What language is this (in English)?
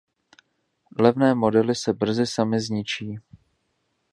Czech